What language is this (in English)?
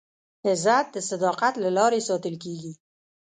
Pashto